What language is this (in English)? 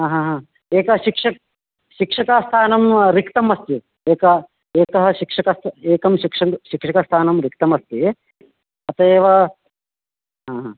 Sanskrit